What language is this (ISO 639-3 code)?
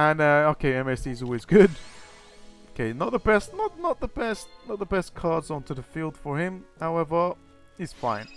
eng